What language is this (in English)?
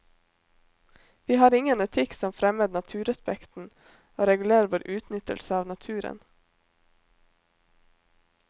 Norwegian